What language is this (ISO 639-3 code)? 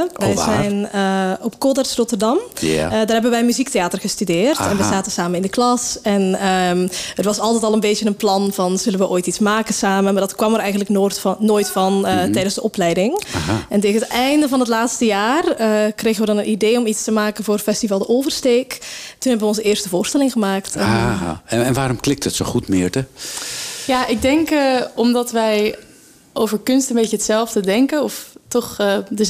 nld